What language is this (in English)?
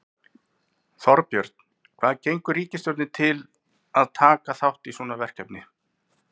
Icelandic